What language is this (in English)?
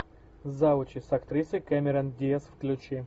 Russian